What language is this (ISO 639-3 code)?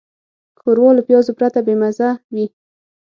pus